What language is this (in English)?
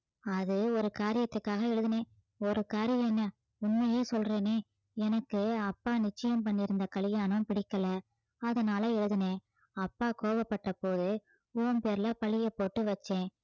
Tamil